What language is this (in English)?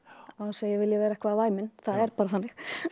Icelandic